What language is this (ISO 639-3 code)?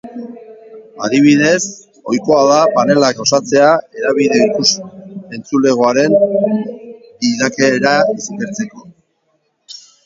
eus